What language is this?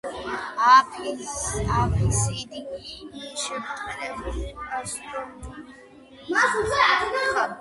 Georgian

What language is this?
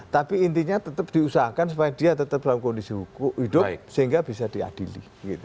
Indonesian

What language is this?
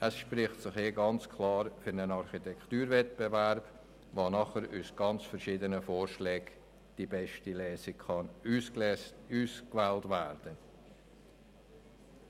Swiss German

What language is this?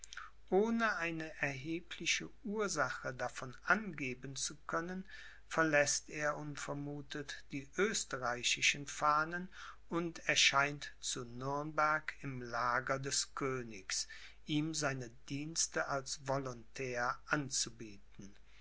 German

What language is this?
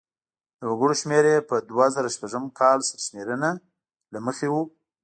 Pashto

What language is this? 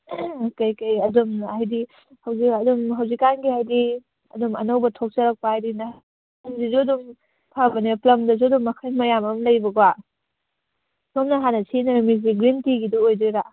Manipuri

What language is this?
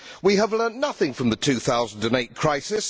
English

